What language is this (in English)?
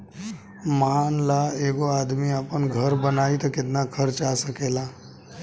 Bhojpuri